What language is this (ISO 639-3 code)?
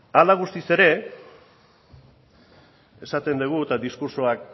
eus